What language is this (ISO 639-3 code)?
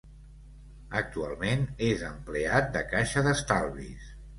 cat